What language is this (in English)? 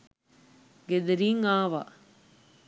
Sinhala